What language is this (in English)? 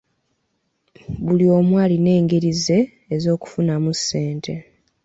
Ganda